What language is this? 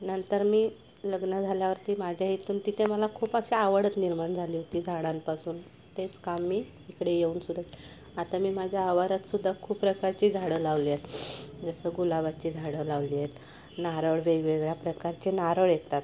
Marathi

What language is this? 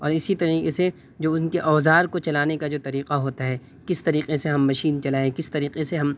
Urdu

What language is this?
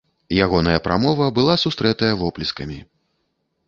Belarusian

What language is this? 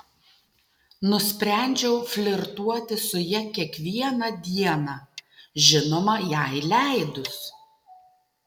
Lithuanian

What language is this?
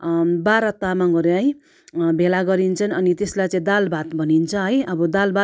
Nepali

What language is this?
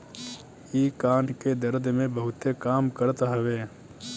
Bhojpuri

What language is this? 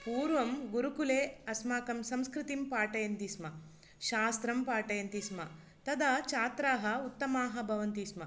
Sanskrit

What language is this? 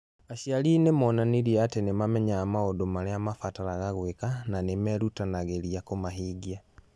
Kikuyu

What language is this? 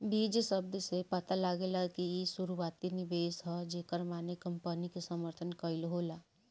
Bhojpuri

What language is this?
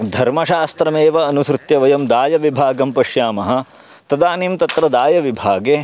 Sanskrit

